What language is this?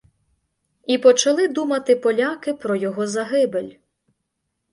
Ukrainian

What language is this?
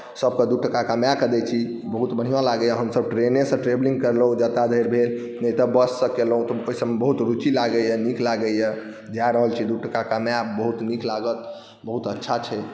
Maithili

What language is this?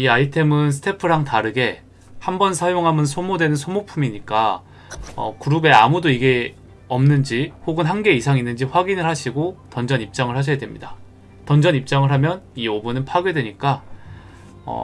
Korean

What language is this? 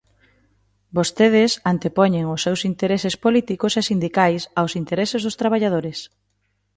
Galician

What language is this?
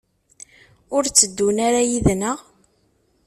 Kabyle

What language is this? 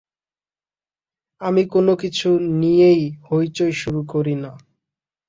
Bangla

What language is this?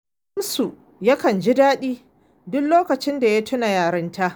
Hausa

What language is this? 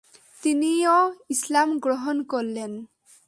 Bangla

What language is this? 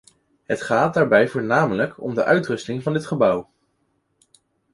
Dutch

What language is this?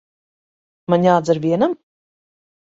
Latvian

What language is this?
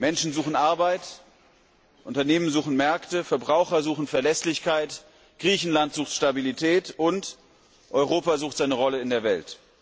German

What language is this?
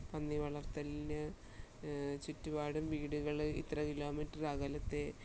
Malayalam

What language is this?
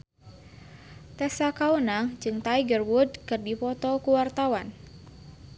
Sundanese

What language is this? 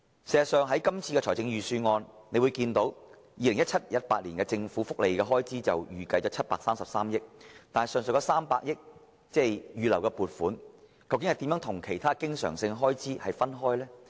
Cantonese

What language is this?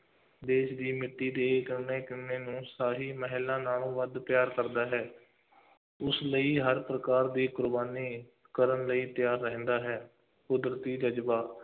Punjabi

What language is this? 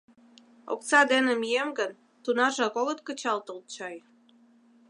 Mari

